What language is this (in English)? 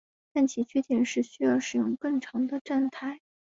Chinese